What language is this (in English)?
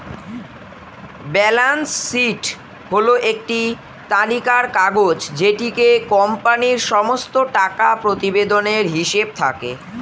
Bangla